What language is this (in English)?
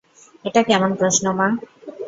Bangla